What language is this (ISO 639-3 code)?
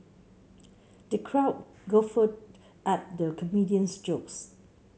eng